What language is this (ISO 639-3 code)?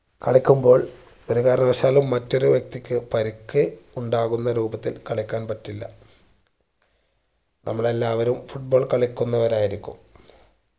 mal